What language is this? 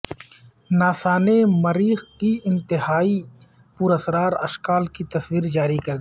Urdu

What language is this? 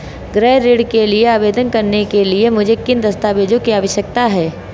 Hindi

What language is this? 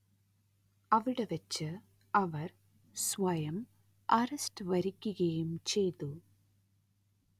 Malayalam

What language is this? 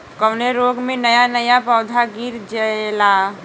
Bhojpuri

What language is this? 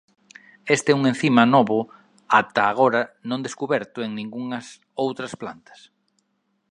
Galician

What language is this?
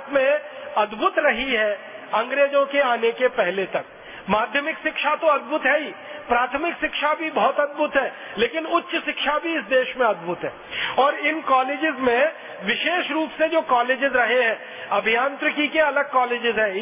Hindi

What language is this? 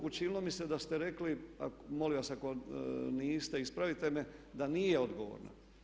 Croatian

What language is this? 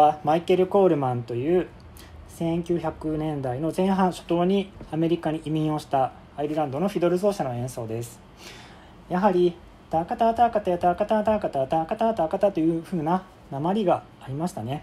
Japanese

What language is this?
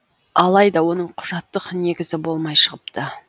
Kazakh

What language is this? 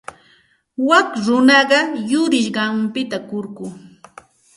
Santa Ana de Tusi Pasco Quechua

